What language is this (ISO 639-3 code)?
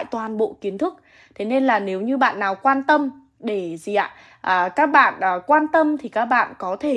vie